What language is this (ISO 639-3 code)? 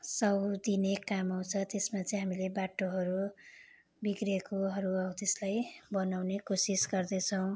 nep